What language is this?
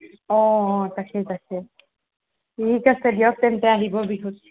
Assamese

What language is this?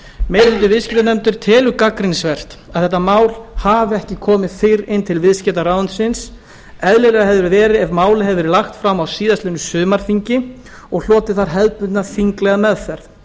Icelandic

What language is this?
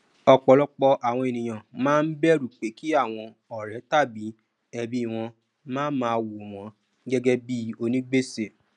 Yoruba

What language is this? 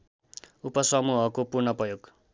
Nepali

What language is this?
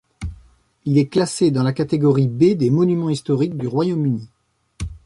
French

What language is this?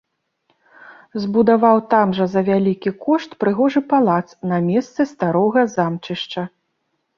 Belarusian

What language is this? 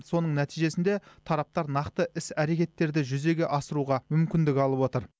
Kazakh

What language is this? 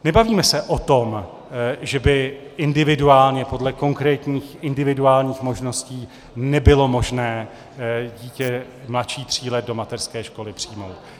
Czech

